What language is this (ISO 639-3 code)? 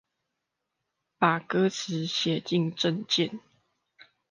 zho